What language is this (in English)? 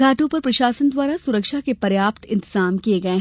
Hindi